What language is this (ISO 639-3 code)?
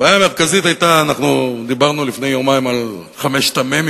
heb